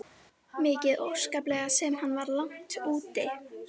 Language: Icelandic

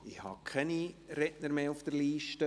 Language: Swiss German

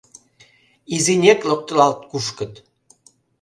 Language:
Mari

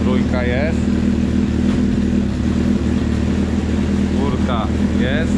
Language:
Polish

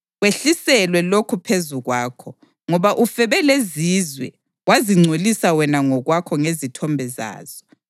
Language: North Ndebele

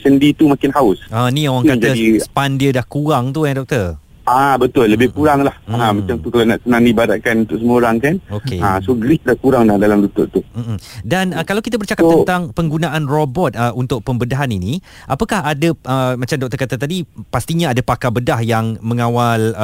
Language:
Malay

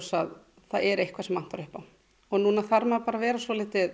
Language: Icelandic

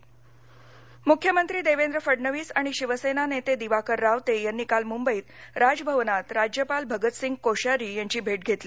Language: Marathi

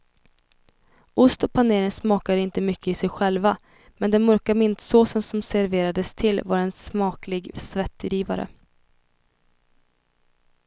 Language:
Swedish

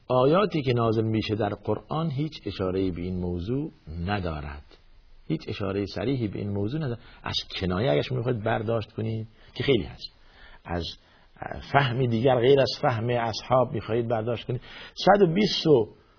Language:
Persian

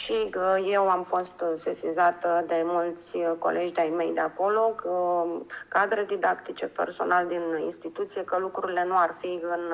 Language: Romanian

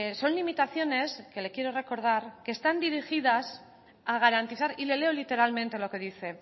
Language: Spanish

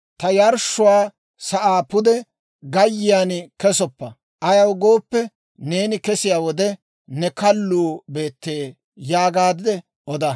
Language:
Dawro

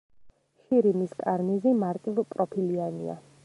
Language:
Georgian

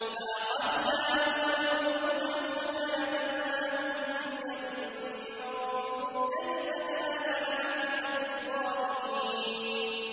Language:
Arabic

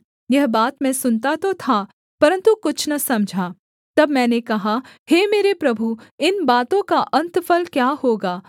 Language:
Hindi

